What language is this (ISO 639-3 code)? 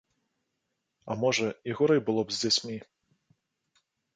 bel